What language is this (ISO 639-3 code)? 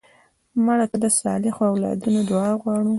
pus